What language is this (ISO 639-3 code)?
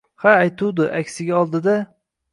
uzb